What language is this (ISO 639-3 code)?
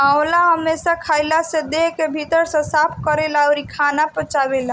bho